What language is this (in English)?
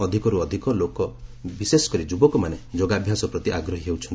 Odia